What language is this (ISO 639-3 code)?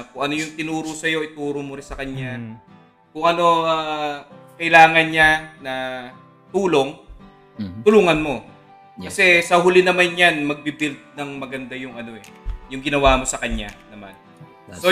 fil